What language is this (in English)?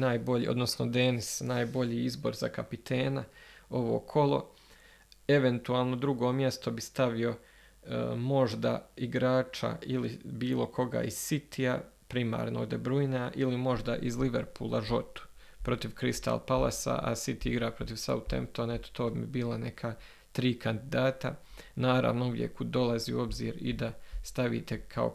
Croatian